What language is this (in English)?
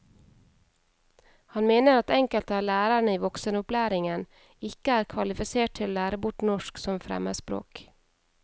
Norwegian